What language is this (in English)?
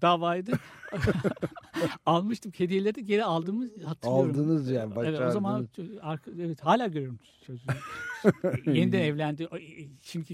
Turkish